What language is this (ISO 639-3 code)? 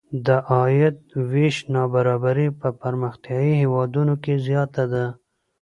pus